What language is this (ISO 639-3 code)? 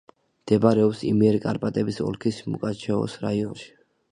kat